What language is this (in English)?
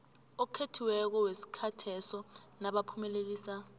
South Ndebele